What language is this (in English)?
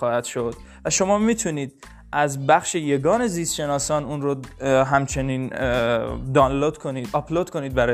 Persian